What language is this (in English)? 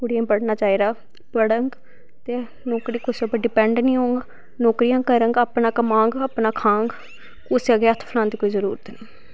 Dogri